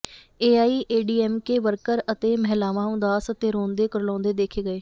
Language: Punjabi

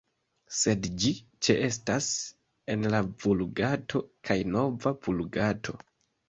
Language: Esperanto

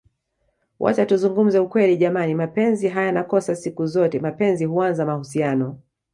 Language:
Swahili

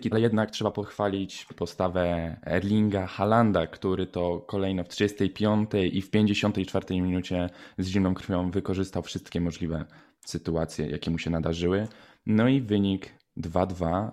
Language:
Polish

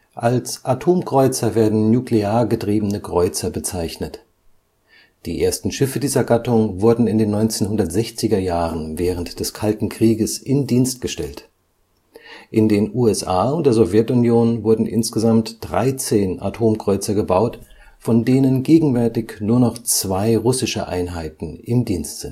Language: German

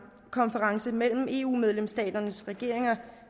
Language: Danish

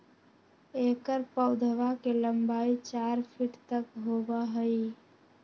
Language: Magahi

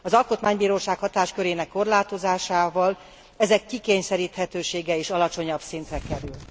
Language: Hungarian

